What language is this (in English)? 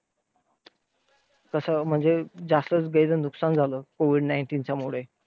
Marathi